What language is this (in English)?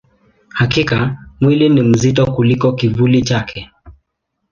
Swahili